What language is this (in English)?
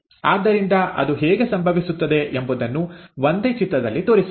Kannada